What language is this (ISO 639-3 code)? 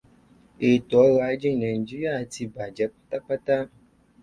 yor